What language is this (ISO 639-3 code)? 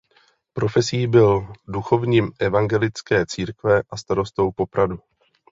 ces